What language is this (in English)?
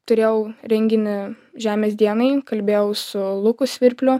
Lithuanian